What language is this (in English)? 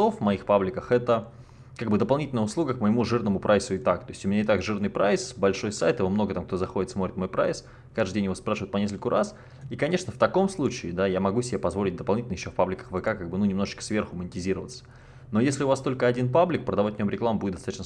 Russian